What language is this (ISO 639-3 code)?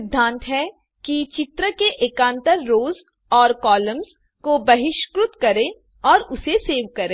hin